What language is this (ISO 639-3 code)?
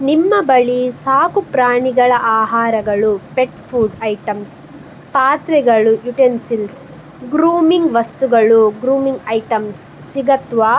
kan